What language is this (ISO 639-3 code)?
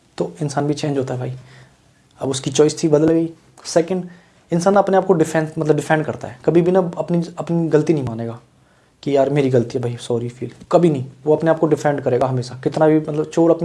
hin